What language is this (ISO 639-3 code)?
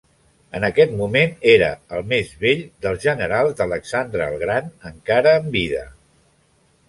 cat